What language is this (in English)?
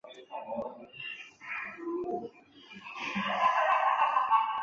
Chinese